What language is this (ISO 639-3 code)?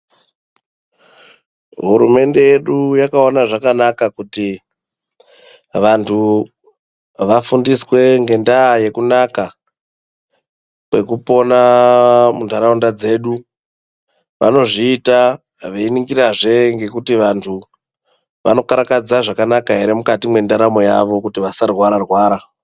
ndc